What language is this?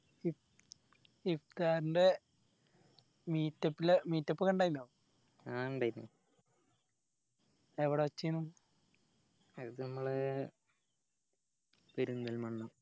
Malayalam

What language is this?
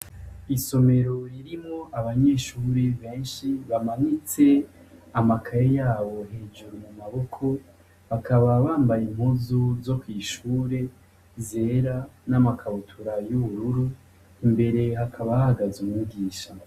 Rundi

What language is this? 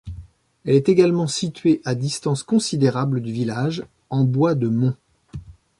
French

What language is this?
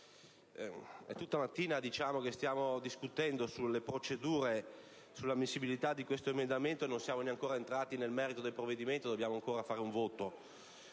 Italian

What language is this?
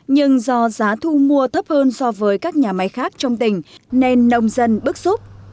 Vietnamese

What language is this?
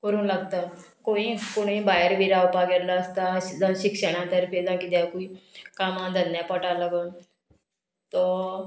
Konkani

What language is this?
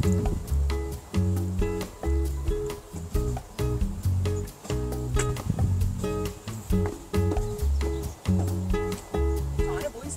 Korean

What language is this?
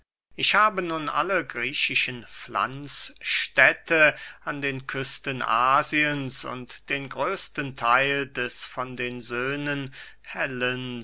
German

